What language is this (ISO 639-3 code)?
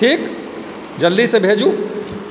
mai